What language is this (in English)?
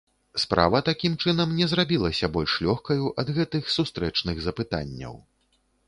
Belarusian